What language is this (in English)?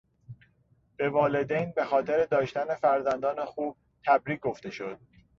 Persian